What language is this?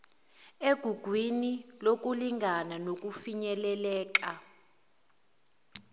Zulu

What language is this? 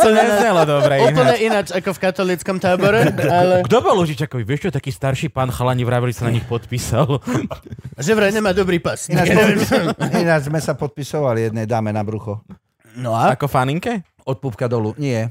Slovak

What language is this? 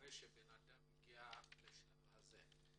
Hebrew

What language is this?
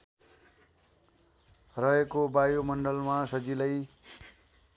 Nepali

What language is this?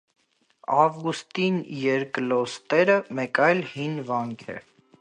Armenian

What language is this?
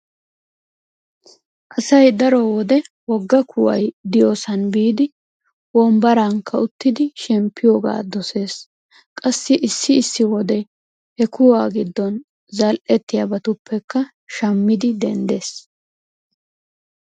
Wolaytta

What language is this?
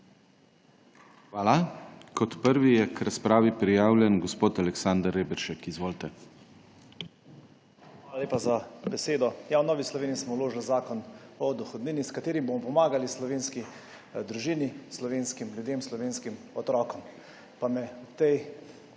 Slovenian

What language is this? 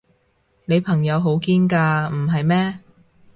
Cantonese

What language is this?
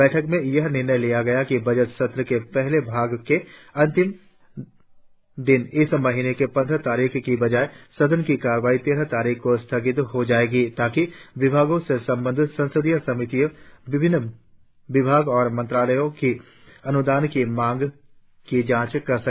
Hindi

